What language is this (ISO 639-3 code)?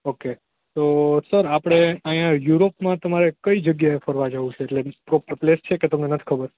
guj